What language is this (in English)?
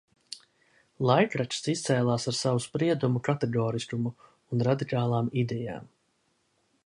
Latvian